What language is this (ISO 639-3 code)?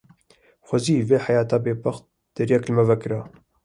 kur